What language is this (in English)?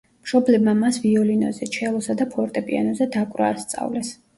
Georgian